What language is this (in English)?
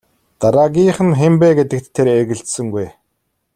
Mongolian